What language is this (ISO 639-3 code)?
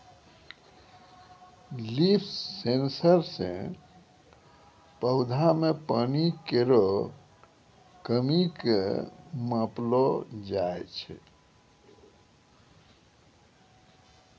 mai